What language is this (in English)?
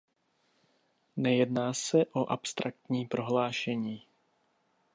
Czech